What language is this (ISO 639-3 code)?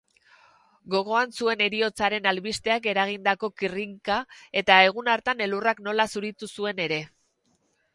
eus